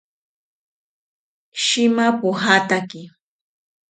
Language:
South Ucayali Ashéninka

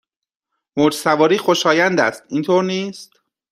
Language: Persian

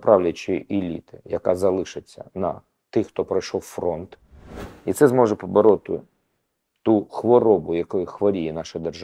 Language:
Ukrainian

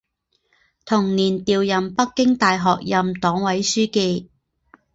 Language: Chinese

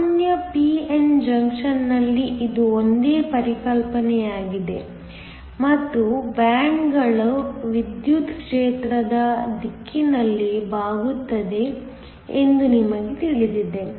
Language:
Kannada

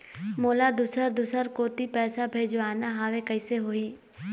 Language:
Chhattisgarhi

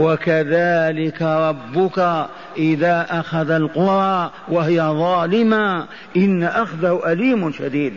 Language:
Arabic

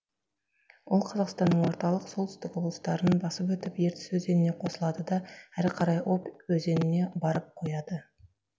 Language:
Kazakh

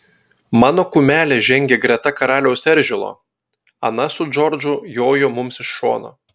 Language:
Lithuanian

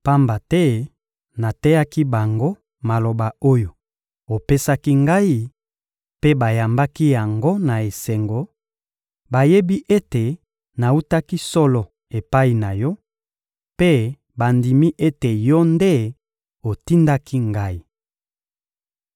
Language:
Lingala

